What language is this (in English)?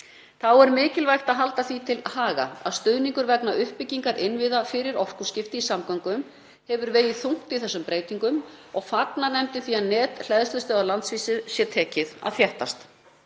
Icelandic